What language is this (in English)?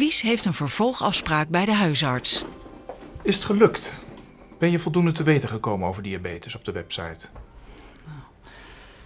Dutch